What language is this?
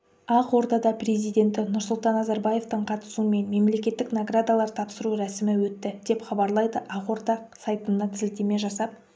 Kazakh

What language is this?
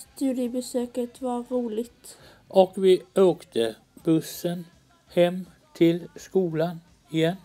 Swedish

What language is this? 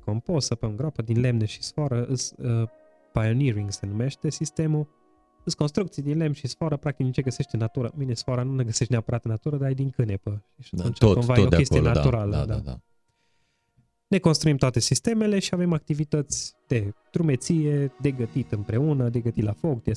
Romanian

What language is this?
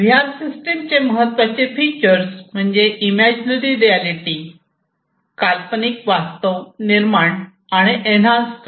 Marathi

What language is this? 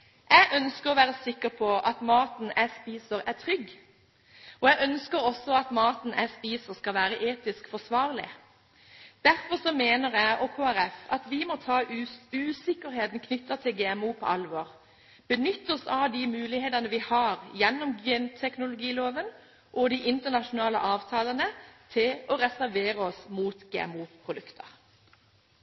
Norwegian Bokmål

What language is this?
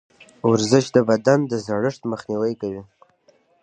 Pashto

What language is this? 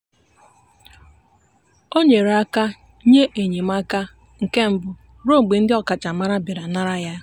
Igbo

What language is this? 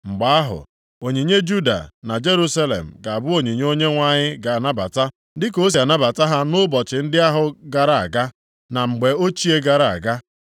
Igbo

